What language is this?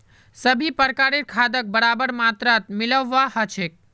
Magahi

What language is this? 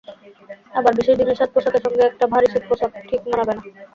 Bangla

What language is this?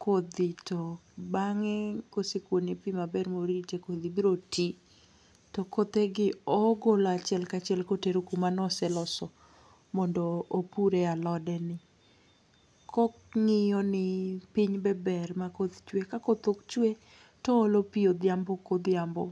Luo (Kenya and Tanzania)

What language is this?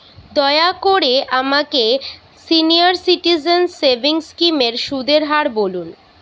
Bangla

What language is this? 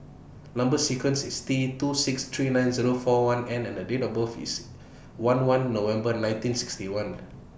English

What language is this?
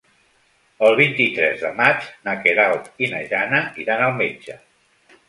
Catalan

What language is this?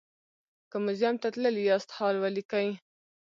Pashto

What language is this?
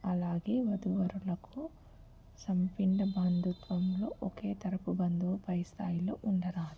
Telugu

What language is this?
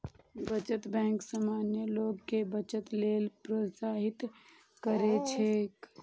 Maithili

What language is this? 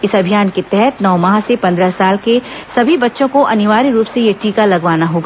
Hindi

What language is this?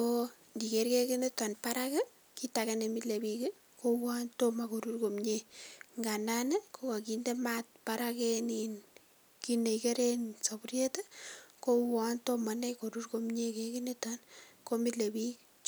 Kalenjin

